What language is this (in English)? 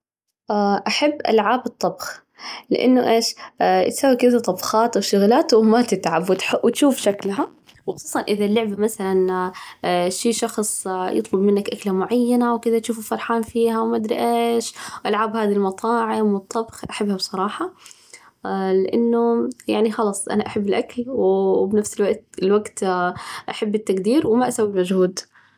Najdi Arabic